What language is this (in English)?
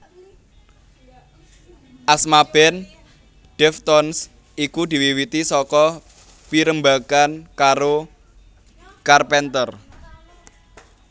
Javanese